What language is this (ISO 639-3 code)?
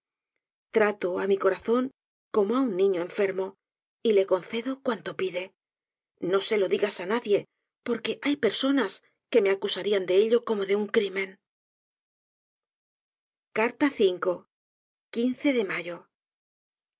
spa